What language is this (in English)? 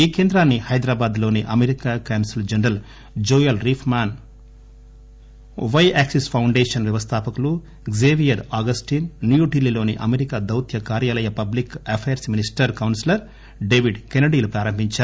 Telugu